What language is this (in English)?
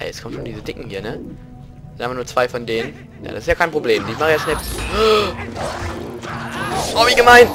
German